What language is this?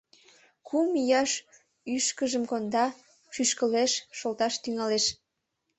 Mari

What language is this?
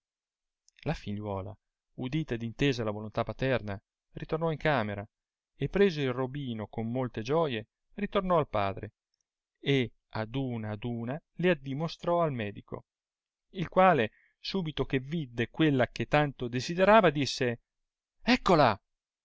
Italian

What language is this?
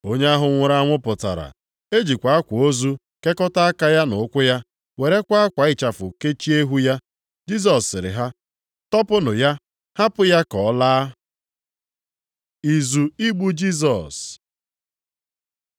Igbo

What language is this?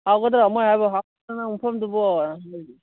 Manipuri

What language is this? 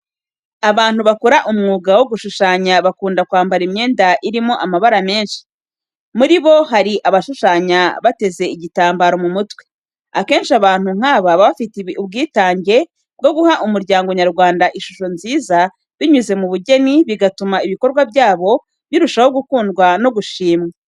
Kinyarwanda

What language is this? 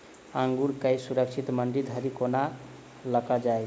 Maithili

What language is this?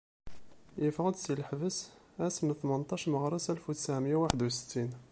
Kabyle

